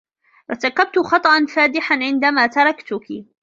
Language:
Arabic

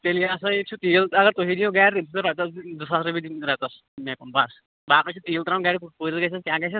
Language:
Kashmiri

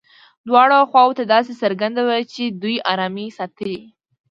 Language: Pashto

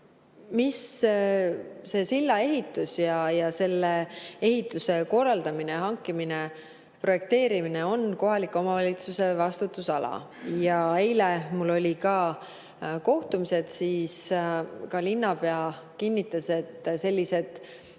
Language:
Estonian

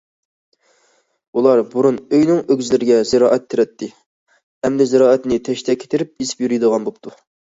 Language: Uyghur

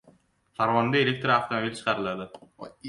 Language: Uzbek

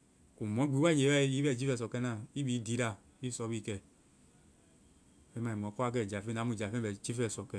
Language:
Vai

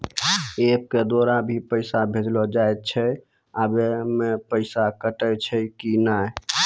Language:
Maithili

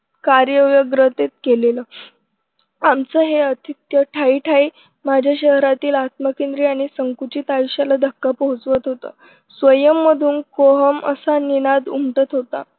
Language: Marathi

